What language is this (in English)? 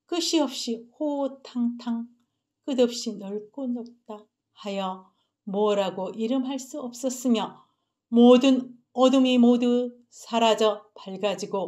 Korean